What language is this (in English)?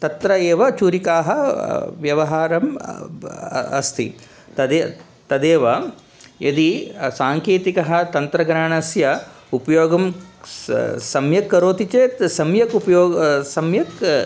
Sanskrit